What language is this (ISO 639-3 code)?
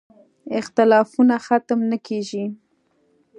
pus